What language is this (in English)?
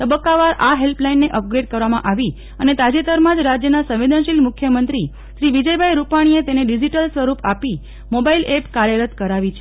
Gujarati